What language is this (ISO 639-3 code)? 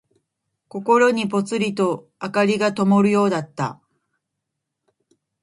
jpn